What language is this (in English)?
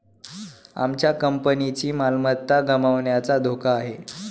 Marathi